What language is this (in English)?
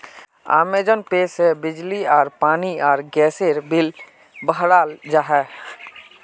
Magahi